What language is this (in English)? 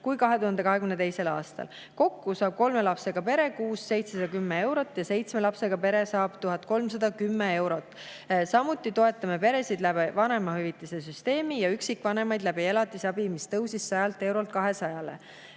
Estonian